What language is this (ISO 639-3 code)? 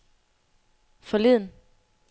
dan